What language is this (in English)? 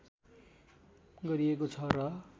Nepali